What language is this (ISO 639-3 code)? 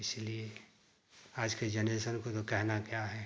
hin